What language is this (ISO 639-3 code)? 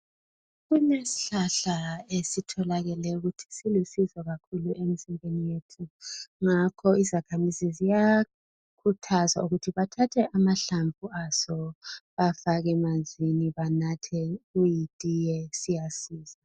nde